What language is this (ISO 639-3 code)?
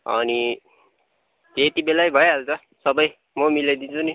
nep